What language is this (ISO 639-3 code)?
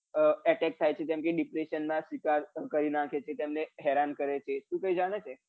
guj